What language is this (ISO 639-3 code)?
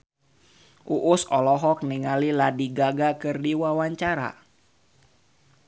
sun